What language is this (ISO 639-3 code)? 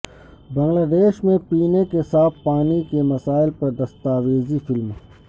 urd